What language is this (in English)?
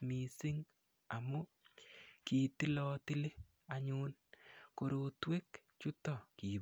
Kalenjin